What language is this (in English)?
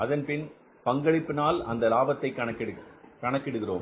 Tamil